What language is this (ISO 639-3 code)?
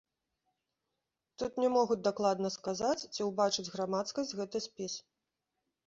bel